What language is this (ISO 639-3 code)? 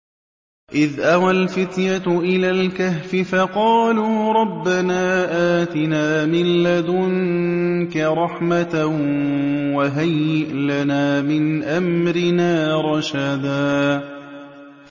ara